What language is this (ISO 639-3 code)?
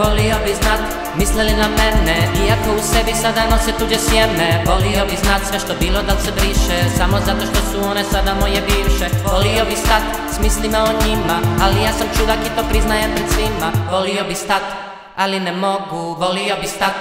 ces